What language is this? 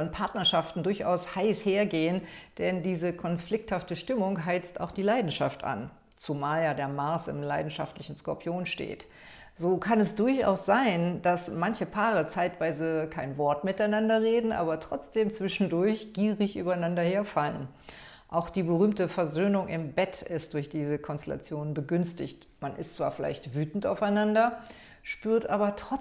German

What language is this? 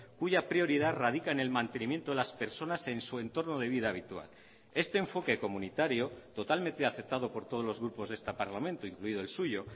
Spanish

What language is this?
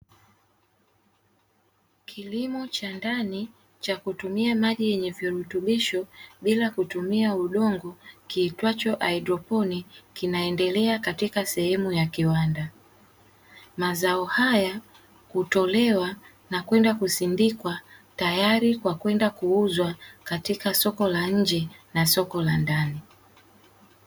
Swahili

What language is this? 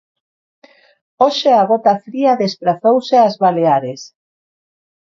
Galician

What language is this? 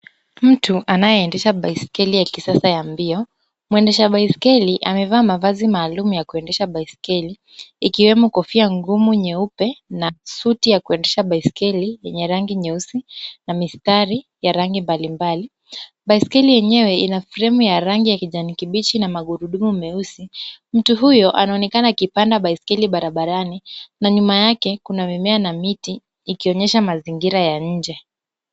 Swahili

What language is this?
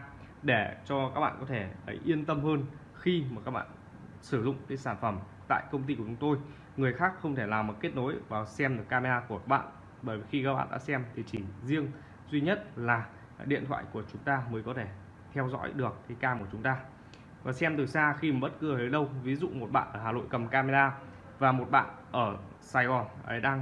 Vietnamese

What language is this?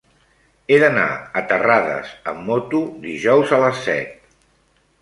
Catalan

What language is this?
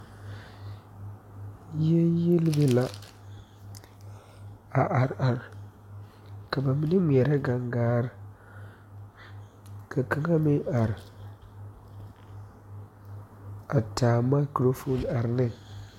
Southern Dagaare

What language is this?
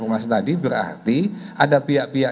Indonesian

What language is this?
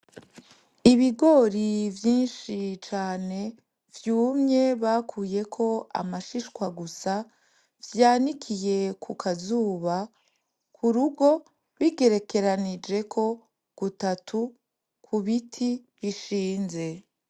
Rundi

